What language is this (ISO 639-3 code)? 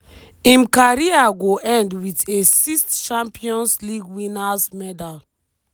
pcm